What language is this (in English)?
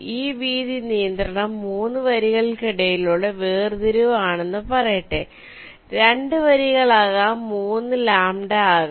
Malayalam